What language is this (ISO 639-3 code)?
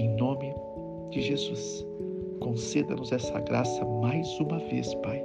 por